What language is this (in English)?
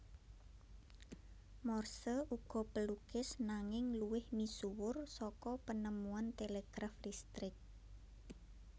Javanese